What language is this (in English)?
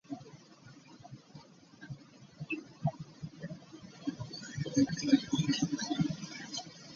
Ganda